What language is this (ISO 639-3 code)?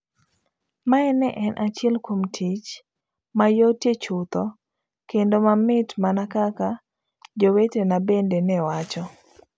luo